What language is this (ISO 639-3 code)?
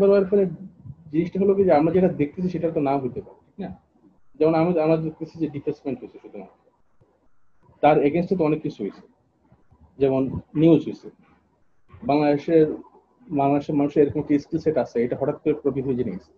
ben